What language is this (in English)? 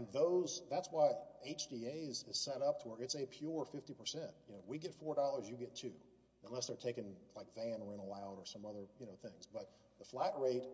English